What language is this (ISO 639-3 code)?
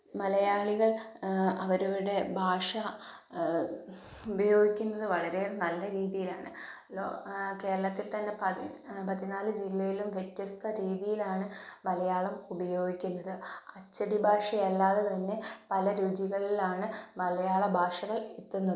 mal